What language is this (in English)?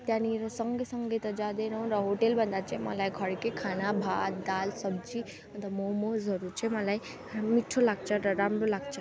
Nepali